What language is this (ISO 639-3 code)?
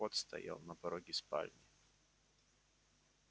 rus